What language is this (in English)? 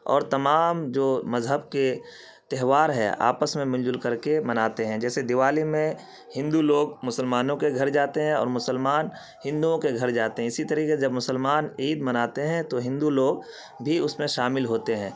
Urdu